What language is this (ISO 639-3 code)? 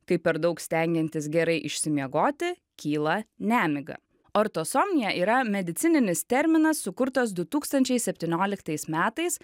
lit